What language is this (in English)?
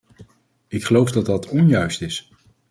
Dutch